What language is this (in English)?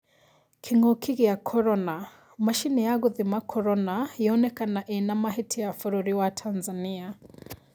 Kikuyu